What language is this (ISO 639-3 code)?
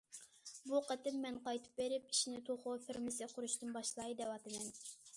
uig